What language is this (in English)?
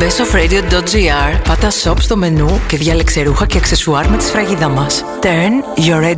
Greek